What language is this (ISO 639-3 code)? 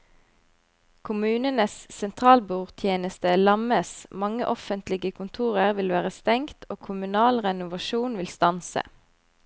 nor